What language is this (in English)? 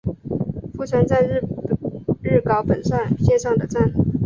Chinese